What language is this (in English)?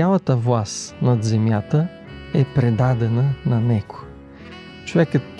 Bulgarian